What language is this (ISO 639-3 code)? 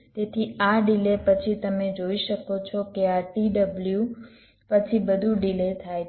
guj